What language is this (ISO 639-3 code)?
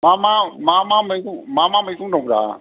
brx